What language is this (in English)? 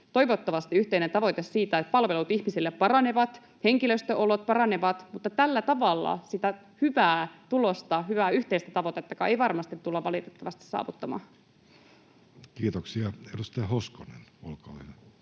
Finnish